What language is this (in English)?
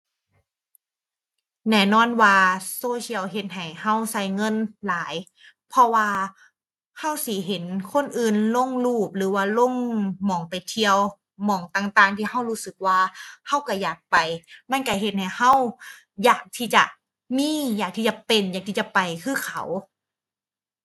Thai